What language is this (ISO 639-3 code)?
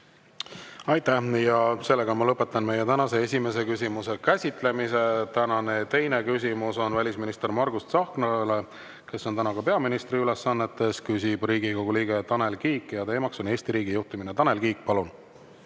est